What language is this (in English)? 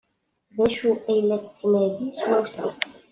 Kabyle